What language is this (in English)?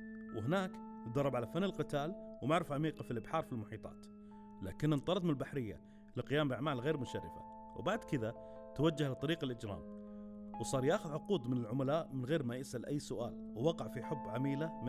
Arabic